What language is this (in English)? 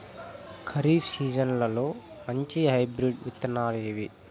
Telugu